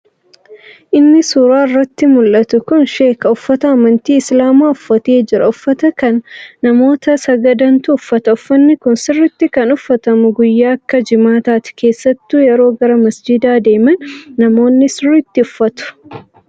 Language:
Oromo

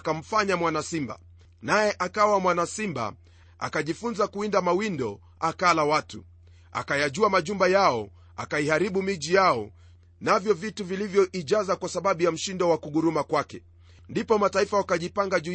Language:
Swahili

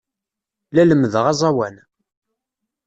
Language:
Kabyle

